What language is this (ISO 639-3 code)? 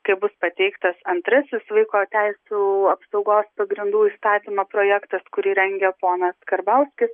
lit